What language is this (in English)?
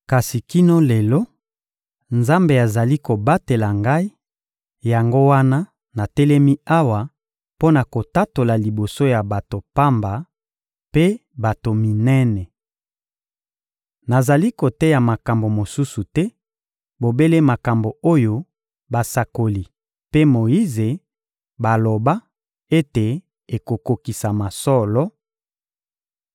Lingala